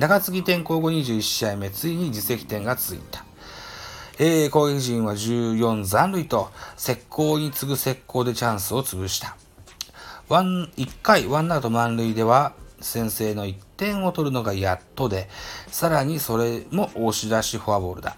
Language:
Japanese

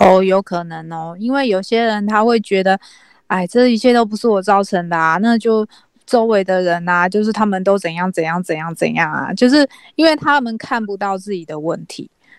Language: Chinese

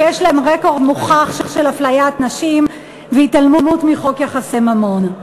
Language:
Hebrew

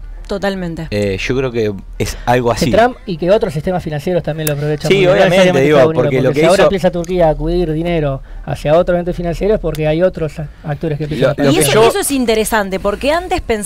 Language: Spanish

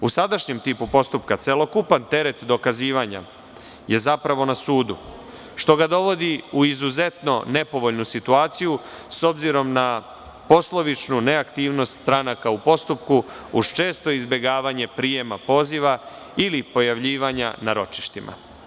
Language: Serbian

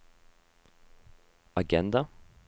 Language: Norwegian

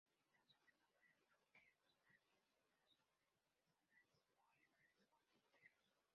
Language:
Spanish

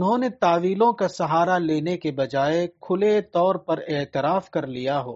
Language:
Urdu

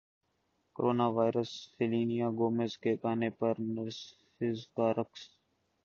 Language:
Urdu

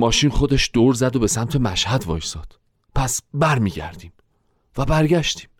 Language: Persian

